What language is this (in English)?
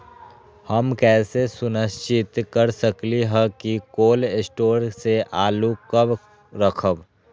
Magahi